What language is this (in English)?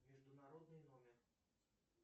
Russian